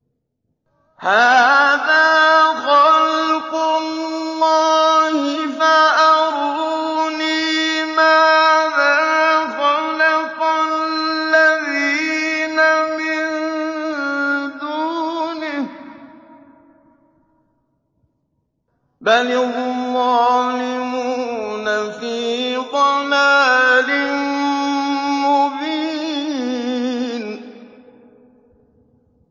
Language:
Arabic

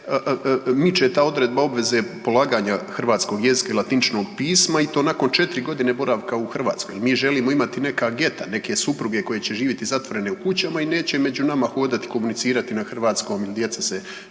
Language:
Croatian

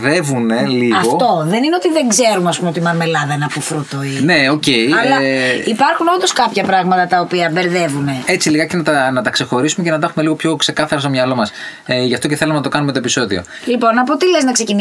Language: Greek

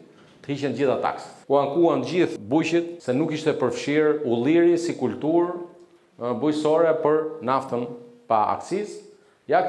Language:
Romanian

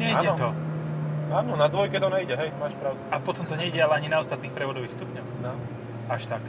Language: Slovak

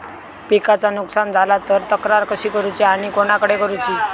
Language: Marathi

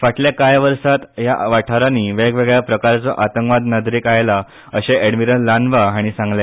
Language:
Konkani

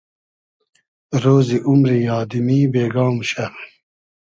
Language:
Hazaragi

